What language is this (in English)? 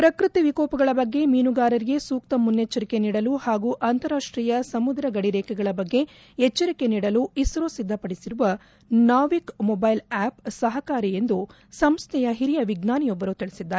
Kannada